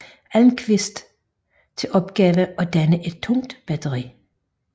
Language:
Danish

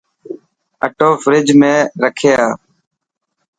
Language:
Dhatki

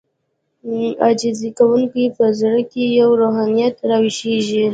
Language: Pashto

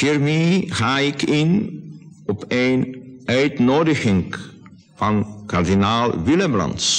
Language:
Dutch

